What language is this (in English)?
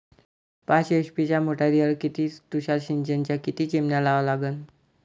Marathi